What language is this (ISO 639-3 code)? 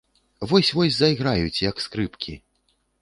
bel